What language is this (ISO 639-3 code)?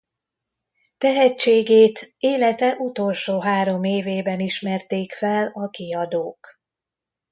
hun